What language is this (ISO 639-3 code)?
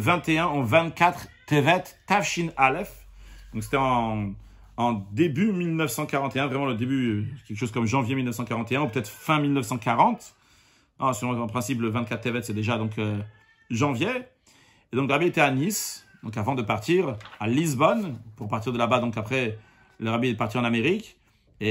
fra